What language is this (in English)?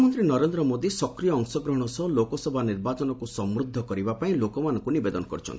Odia